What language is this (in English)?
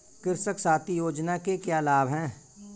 Hindi